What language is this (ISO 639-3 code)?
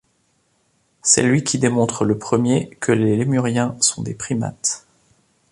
fra